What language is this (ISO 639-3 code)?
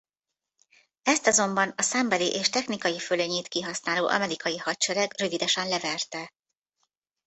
hun